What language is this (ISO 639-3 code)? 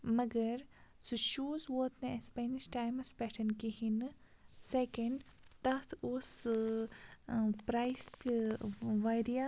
kas